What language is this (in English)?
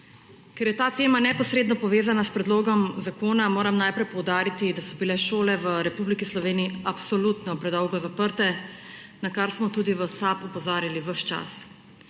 Slovenian